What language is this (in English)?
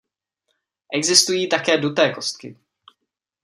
Czech